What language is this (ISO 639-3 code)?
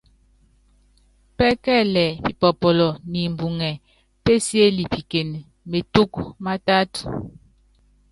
yav